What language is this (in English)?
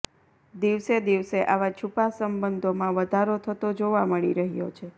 Gujarati